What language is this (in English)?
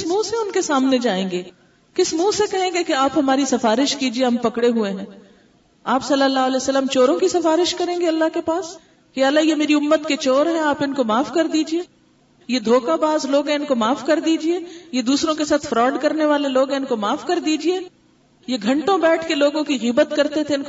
Urdu